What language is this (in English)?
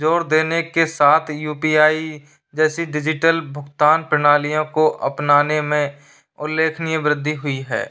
Hindi